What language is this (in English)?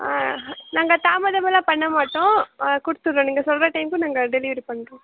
Tamil